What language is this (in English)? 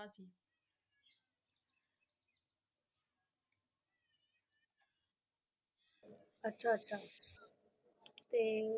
Punjabi